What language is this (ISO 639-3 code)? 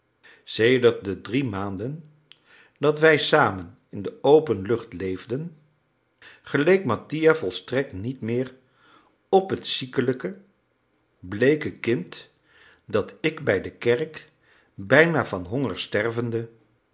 nld